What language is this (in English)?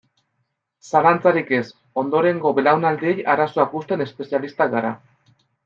Basque